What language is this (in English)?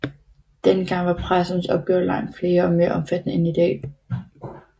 Danish